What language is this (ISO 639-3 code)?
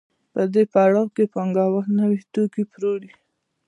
pus